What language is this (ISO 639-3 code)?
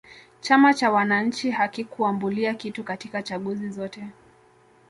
swa